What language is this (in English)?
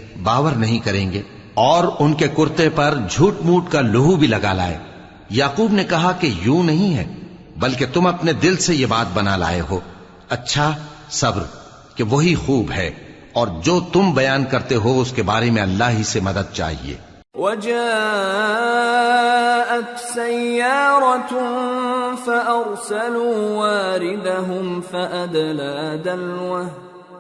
Urdu